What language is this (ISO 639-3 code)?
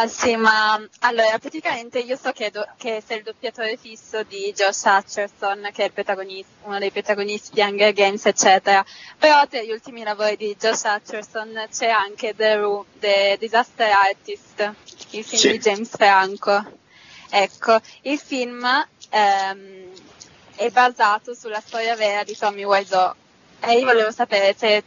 ita